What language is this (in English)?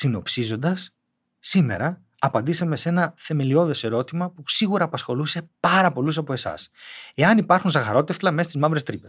Greek